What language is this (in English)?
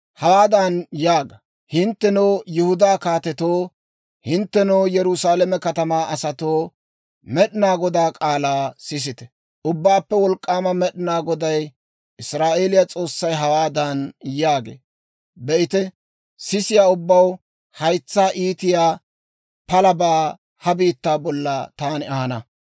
Dawro